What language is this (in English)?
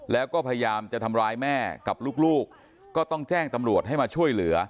Thai